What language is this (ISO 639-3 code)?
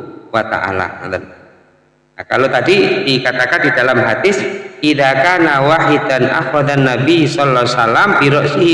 ind